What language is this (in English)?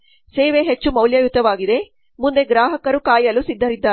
Kannada